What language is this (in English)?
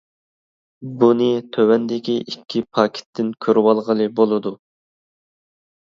Uyghur